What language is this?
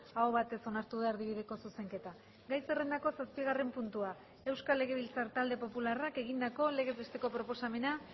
Basque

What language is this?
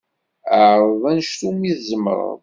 Kabyle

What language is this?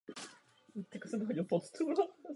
Czech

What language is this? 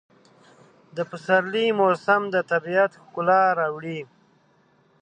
Pashto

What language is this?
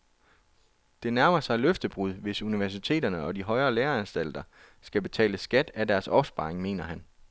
Danish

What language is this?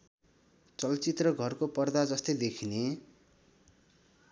Nepali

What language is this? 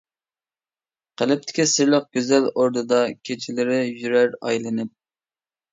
Uyghur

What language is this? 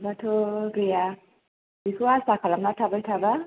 Bodo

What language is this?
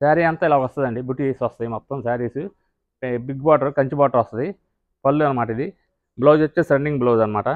Telugu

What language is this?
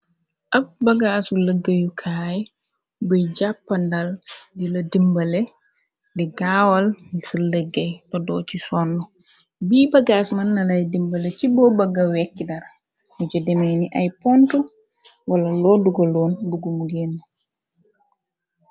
Wolof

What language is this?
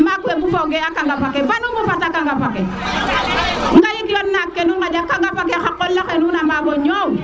Serer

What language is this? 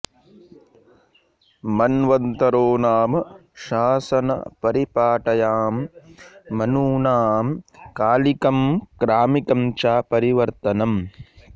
Sanskrit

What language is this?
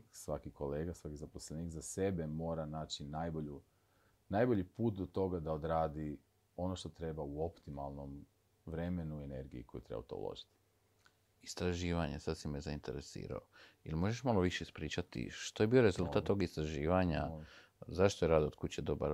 Croatian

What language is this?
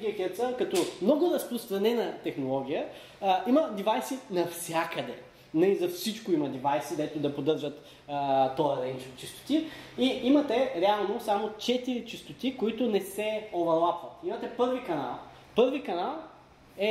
Bulgarian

